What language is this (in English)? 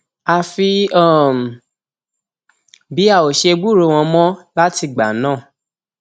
Yoruba